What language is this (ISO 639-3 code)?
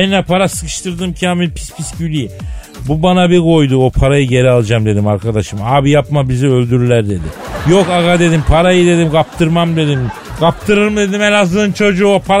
tur